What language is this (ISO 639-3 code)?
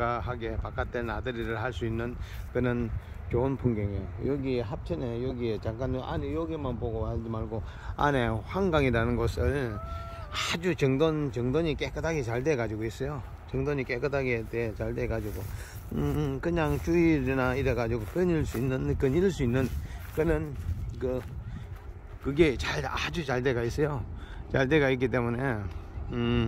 kor